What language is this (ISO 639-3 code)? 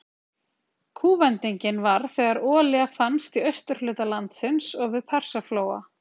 isl